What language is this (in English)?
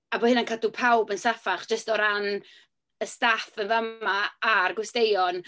Welsh